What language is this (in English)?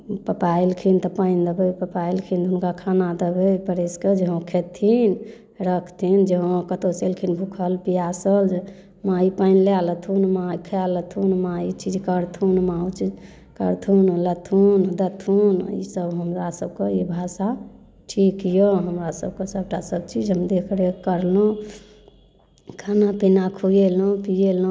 Maithili